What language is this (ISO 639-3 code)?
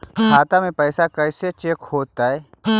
mag